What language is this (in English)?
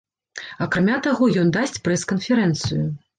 Belarusian